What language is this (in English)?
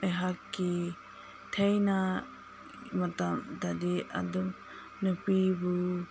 Manipuri